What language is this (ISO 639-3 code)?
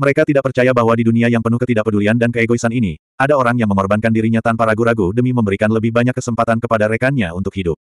ind